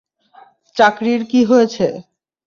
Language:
Bangla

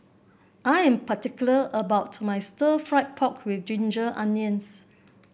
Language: English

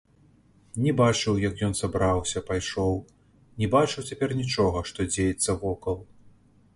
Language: Belarusian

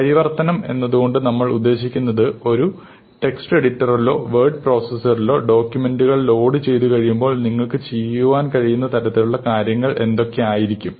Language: Malayalam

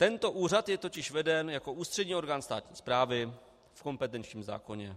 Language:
Czech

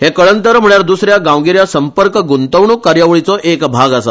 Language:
Konkani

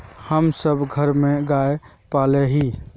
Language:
Magahi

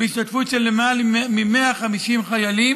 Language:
Hebrew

